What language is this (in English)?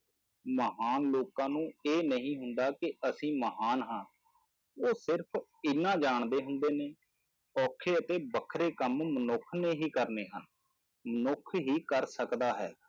Punjabi